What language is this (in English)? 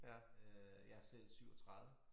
Danish